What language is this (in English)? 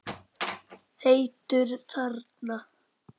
Icelandic